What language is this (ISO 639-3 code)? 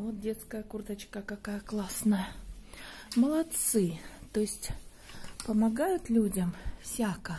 rus